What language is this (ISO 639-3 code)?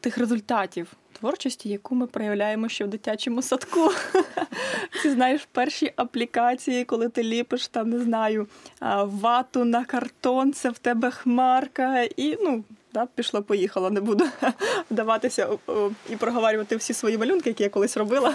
ukr